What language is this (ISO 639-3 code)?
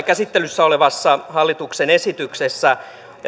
fin